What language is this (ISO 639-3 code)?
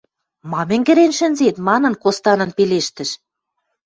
mrj